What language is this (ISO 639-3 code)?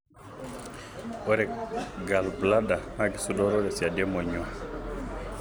mas